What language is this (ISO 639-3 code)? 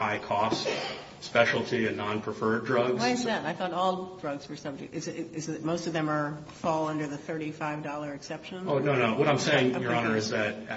eng